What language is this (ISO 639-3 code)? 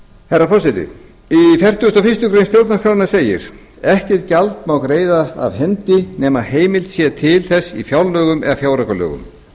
isl